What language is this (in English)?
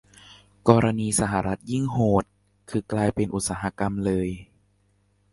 Thai